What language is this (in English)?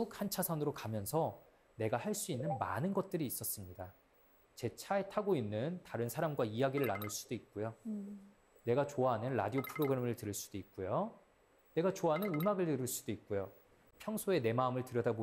Korean